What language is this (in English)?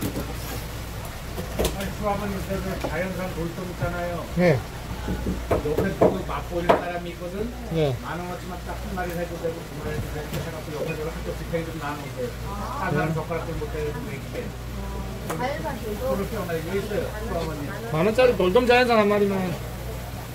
Korean